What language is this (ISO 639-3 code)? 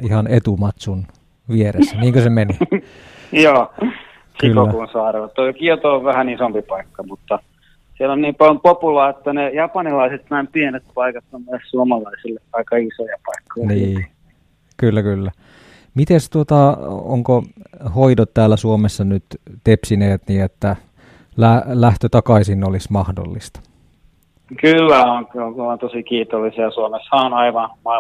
fin